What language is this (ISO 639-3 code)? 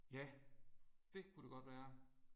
dan